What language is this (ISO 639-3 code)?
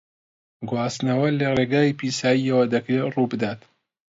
ckb